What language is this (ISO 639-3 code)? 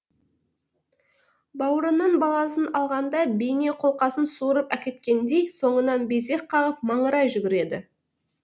kaz